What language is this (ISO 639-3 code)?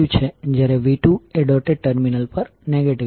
guj